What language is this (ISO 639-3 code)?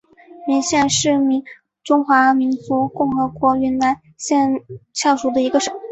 zho